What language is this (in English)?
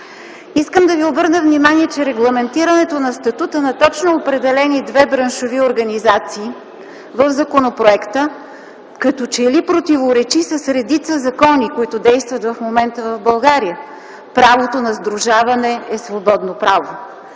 Bulgarian